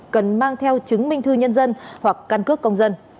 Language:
Vietnamese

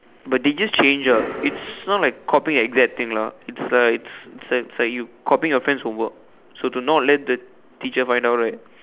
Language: English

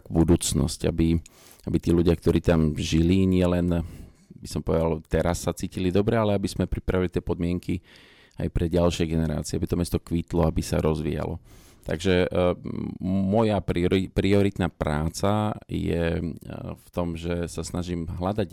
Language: Slovak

